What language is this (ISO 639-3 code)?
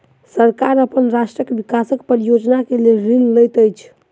mai